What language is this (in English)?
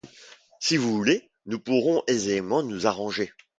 French